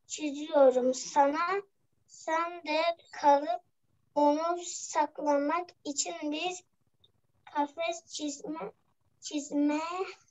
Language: Turkish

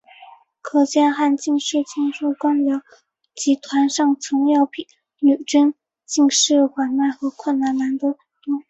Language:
Chinese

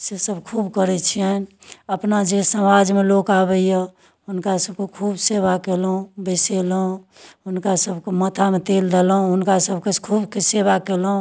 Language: Maithili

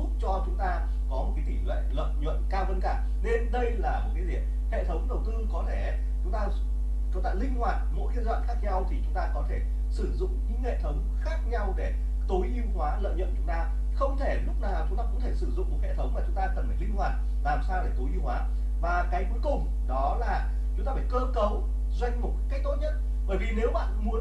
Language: Vietnamese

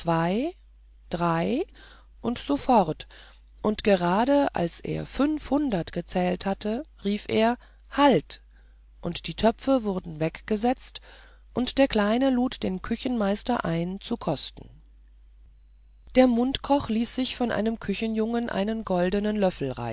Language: German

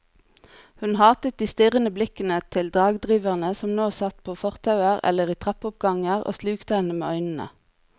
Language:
Norwegian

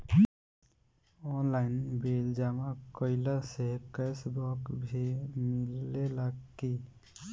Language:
Bhojpuri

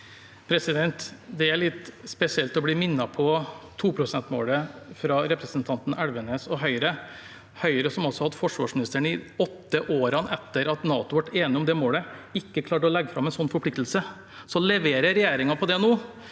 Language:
Norwegian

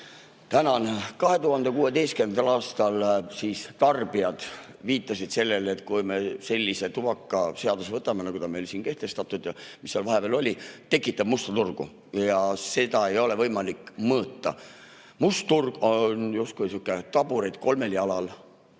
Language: Estonian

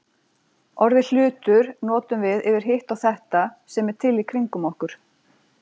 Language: Icelandic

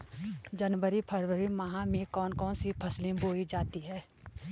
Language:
Hindi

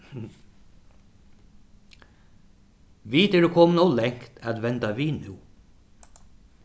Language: Faroese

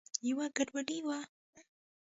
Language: Pashto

